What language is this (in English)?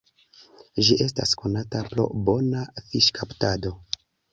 Esperanto